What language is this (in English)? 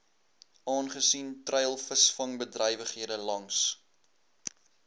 Afrikaans